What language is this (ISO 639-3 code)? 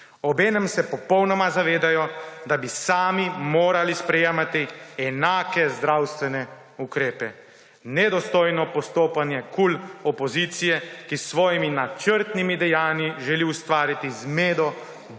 slv